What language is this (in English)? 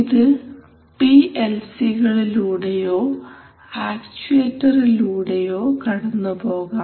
Malayalam